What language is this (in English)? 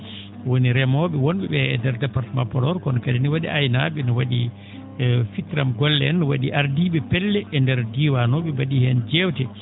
Fula